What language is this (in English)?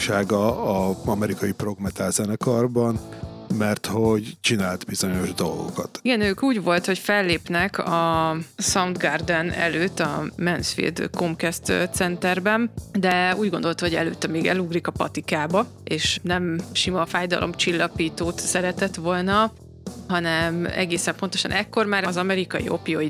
Hungarian